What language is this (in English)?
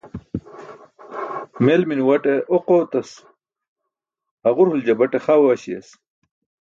Burushaski